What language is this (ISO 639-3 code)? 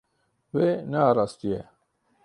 kur